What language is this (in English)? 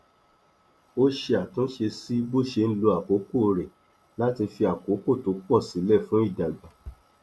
Yoruba